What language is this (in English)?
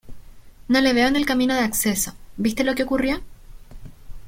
Spanish